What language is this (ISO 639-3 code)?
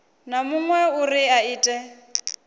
ven